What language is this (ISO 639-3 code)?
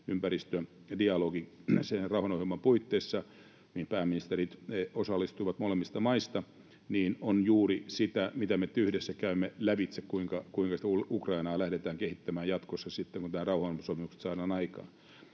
fin